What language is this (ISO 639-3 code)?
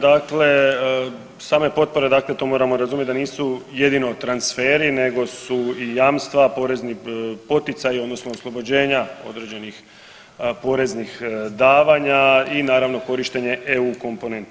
hrv